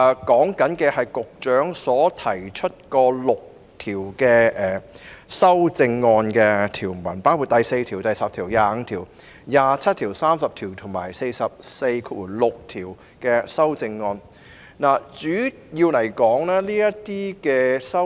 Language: Cantonese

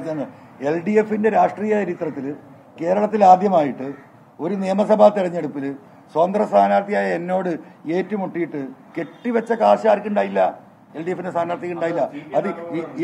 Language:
Malayalam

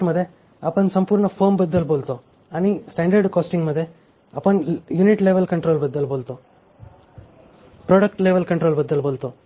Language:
Marathi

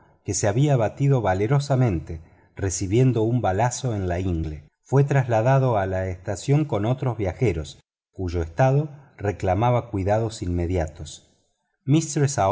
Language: Spanish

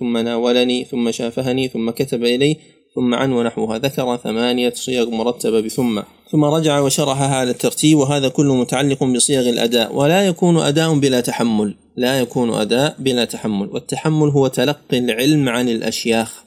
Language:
Arabic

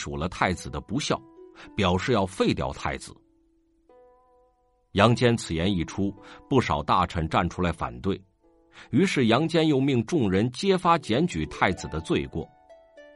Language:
Chinese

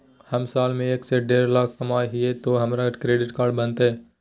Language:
Magahi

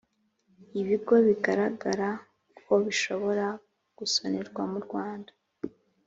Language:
Kinyarwanda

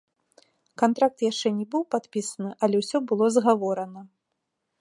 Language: Belarusian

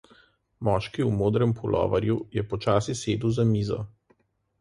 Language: Slovenian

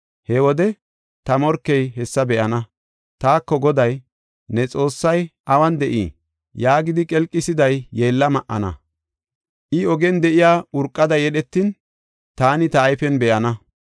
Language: Gofa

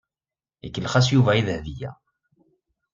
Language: Kabyle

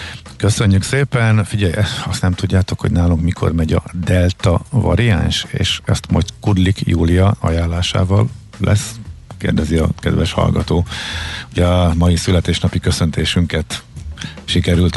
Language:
Hungarian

